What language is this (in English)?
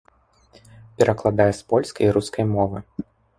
Belarusian